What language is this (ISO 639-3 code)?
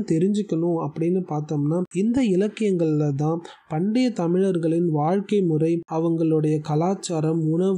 tam